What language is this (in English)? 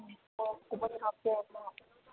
Manipuri